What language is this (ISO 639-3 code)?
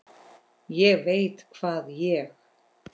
isl